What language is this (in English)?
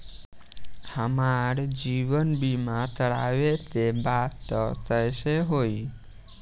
Bhojpuri